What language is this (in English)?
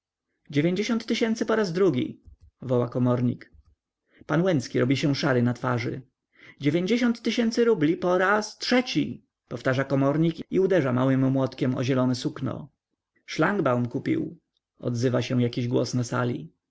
Polish